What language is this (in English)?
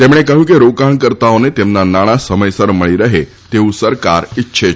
Gujarati